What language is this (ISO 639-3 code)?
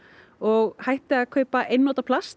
isl